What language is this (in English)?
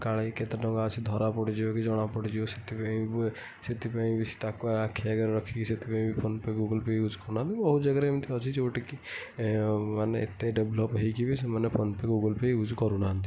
Odia